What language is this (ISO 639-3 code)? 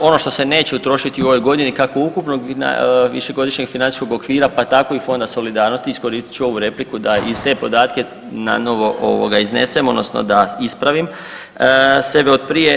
hrv